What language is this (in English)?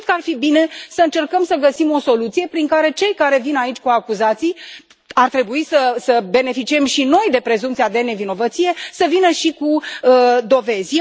Romanian